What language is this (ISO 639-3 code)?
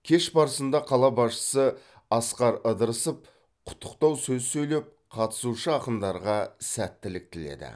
kaz